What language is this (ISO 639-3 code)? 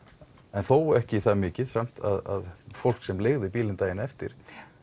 isl